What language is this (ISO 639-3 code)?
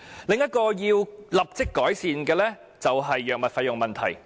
yue